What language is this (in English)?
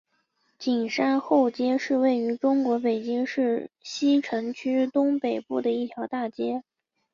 Chinese